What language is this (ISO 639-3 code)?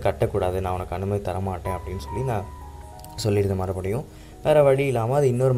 tam